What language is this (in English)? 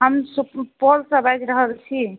Maithili